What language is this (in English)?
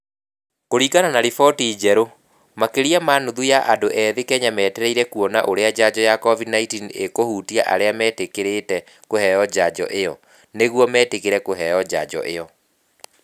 Kikuyu